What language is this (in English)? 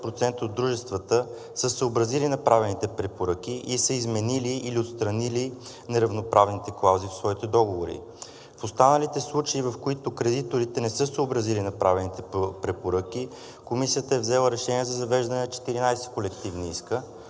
Bulgarian